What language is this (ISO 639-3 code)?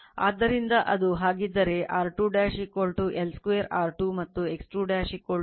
kan